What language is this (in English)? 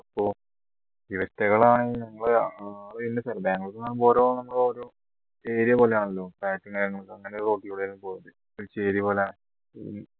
Malayalam